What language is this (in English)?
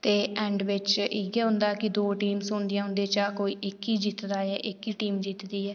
Dogri